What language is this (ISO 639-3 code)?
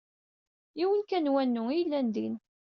kab